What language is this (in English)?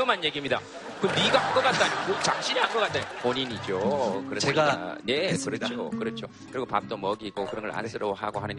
Korean